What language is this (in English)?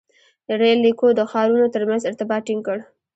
Pashto